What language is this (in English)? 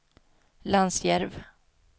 Swedish